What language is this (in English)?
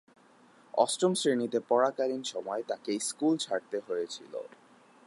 Bangla